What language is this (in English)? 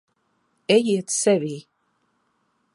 Latvian